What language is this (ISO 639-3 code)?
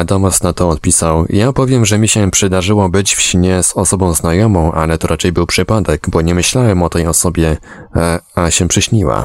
pol